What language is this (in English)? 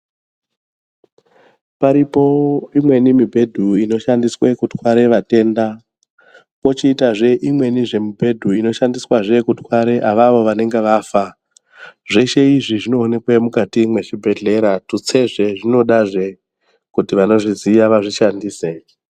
Ndau